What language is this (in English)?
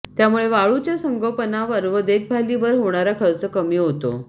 Marathi